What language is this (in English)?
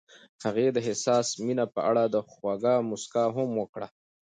Pashto